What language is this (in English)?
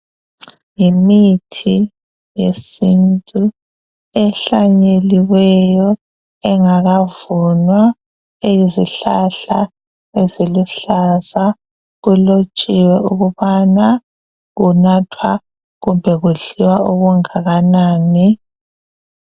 North Ndebele